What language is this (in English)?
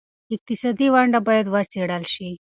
Pashto